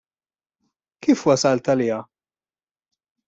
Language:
Maltese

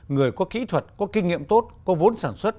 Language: Vietnamese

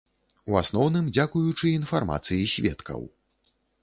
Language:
Belarusian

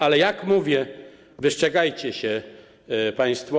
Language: Polish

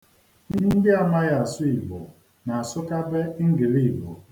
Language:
Igbo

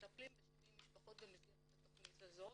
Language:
Hebrew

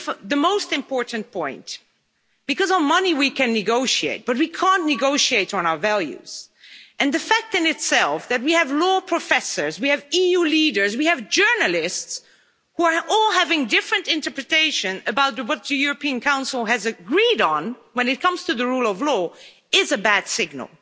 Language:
English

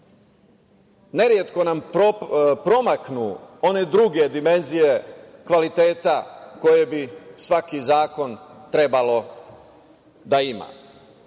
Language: Serbian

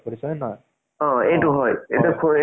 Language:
Assamese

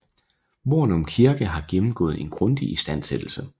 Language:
Danish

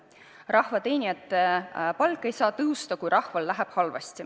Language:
Estonian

